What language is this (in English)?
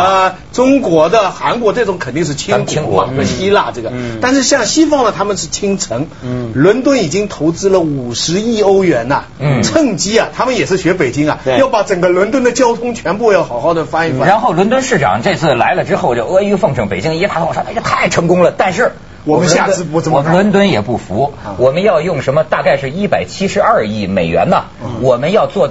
Chinese